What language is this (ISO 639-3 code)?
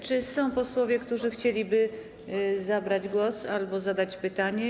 pol